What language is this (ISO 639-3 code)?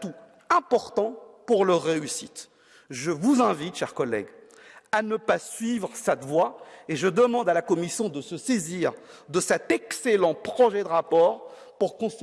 fra